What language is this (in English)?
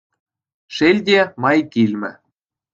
Chuvash